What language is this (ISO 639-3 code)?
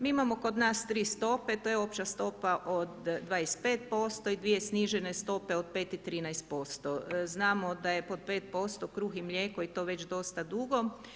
hrv